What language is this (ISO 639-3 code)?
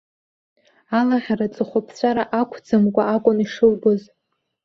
abk